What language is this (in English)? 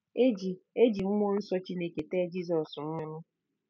Igbo